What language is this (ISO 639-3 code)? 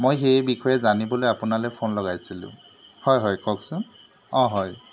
asm